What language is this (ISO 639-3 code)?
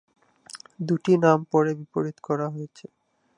ben